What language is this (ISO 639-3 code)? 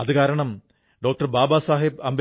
mal